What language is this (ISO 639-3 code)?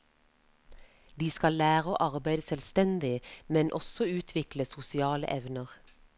nor